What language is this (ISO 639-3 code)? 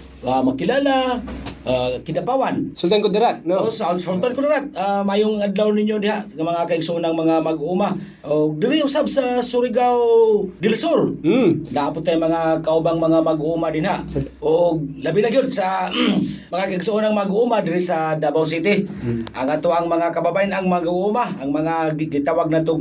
fil